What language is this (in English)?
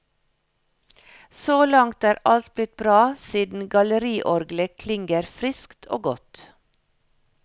Norwegian